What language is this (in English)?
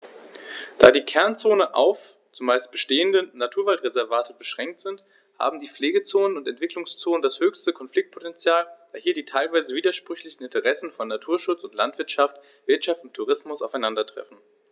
German